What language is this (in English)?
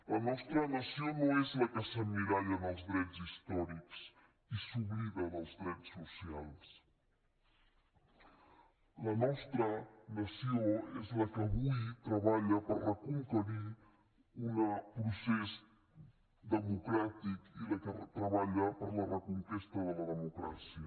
Catalan